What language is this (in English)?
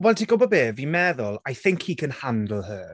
Welsh